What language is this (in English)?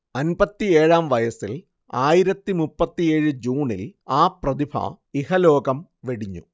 Malayalam